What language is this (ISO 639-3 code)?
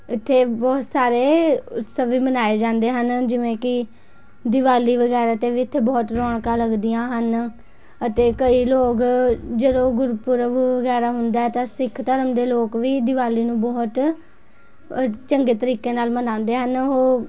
pan